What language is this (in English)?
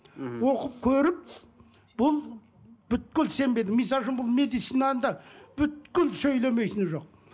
Kazakh